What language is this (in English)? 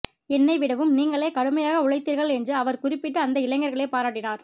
Tamil